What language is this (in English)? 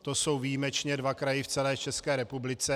Czech